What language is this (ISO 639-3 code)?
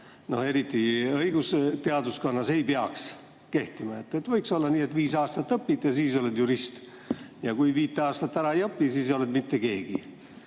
est